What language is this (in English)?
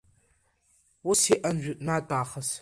Abkhazian